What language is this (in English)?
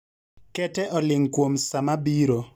Luo (Kenya and Tanzania)